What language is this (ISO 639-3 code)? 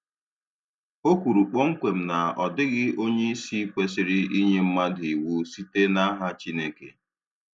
ibo